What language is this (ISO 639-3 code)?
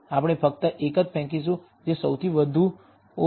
guj